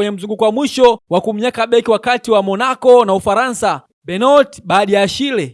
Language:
Swahili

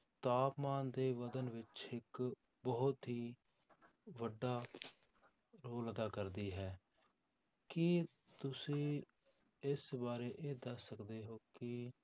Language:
Punjabi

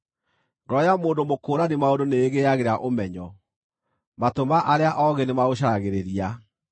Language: Kikuyu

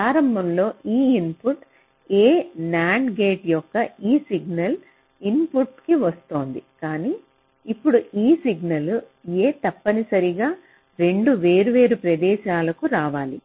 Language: Telugu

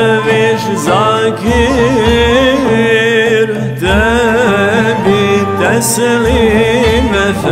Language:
Arabic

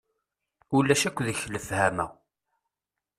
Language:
Kabyle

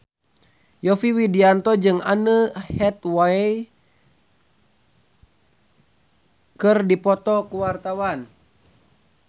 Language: Sundanese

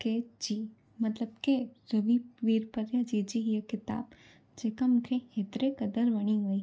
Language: Sindhi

